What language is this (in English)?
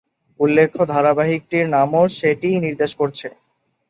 Bangla